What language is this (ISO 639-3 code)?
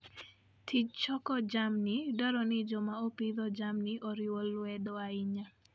luo